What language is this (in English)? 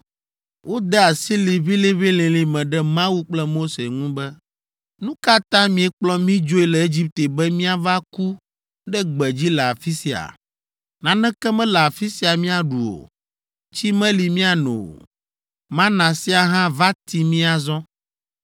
Ewe